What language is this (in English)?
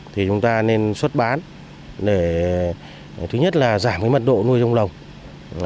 Vietnamese